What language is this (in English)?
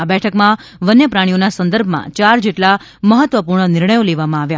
Gujarati